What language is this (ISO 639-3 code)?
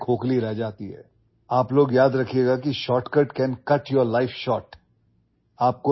asm